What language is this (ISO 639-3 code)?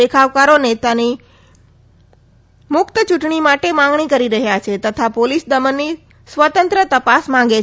guj